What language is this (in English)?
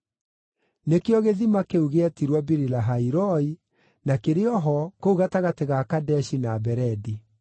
Kikuyu